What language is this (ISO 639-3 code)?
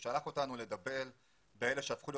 heb